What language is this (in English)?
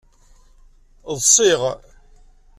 Kabyle